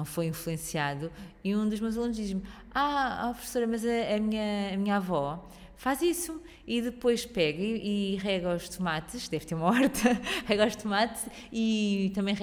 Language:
Portuguese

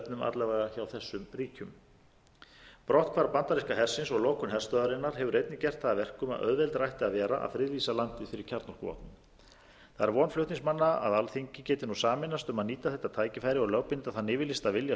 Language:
Icelandic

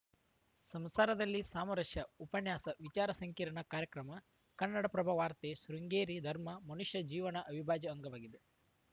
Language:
Kannada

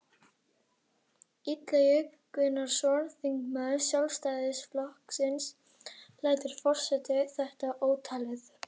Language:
Icelandic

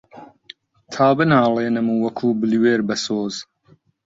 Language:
Central Kurdish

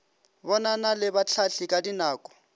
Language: Northern Sotho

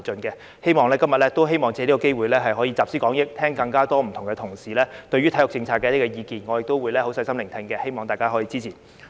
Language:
Cantonese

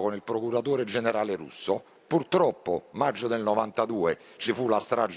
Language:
Italian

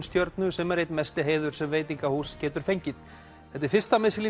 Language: Icelandic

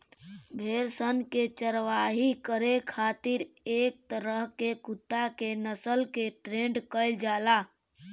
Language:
Bhojpuri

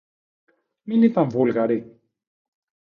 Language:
Greek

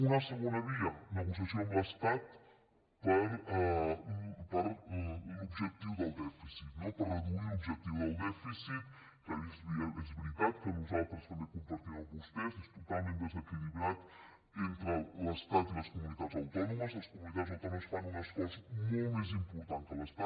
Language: Catalan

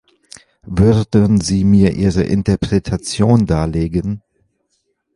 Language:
German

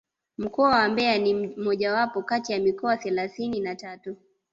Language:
Swahili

